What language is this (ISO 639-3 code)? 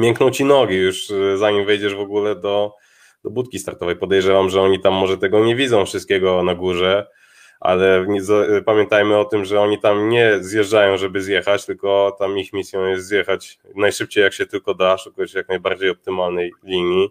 pol